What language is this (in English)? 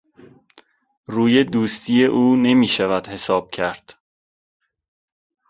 Persian